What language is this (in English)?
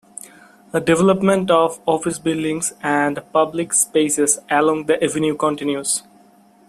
English